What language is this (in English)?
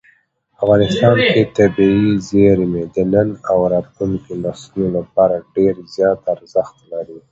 Pashto